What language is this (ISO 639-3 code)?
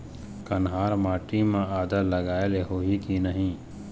hne